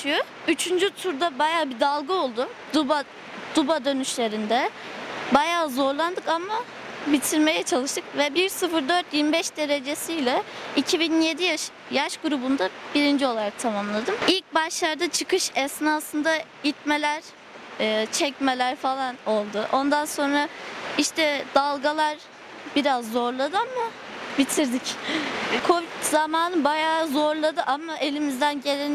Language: Turkish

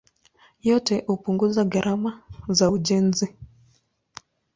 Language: Swahili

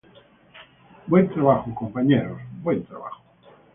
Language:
Spanish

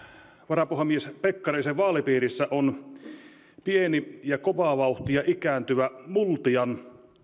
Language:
Finnish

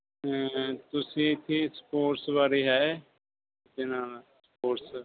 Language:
Punjabi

